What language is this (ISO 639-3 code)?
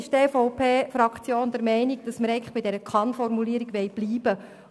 gsw